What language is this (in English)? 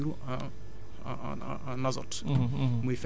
Wolof